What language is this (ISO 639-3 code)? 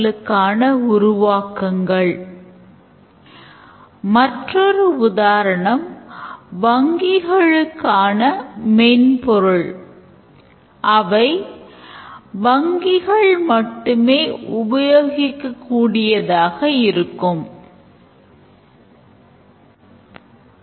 tam